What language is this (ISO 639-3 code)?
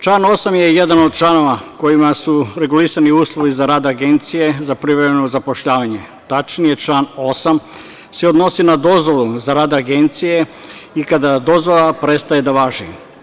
srp